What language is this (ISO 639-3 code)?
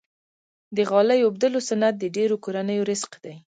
pus